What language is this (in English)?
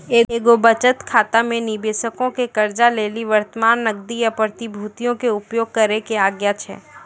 Maithili